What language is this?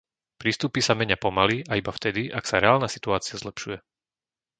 Slovak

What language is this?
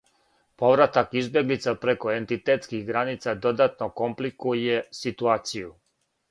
Serbian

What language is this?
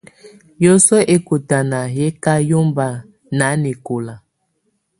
Tunen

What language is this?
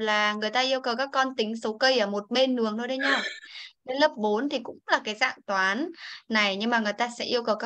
Vietnamese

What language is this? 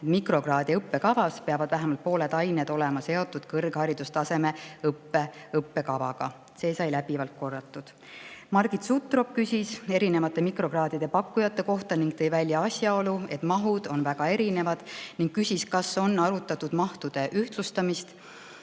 Estonian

